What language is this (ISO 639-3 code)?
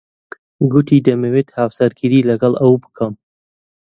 ckb